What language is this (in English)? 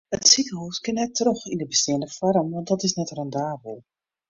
Western Frisian